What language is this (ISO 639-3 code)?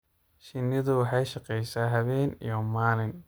som